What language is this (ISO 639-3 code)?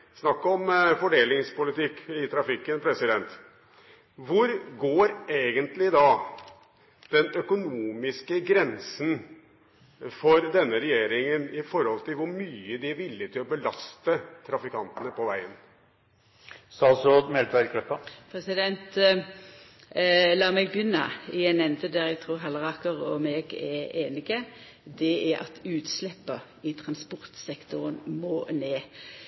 nor